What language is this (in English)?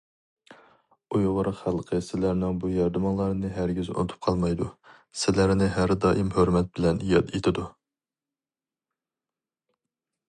Uyghur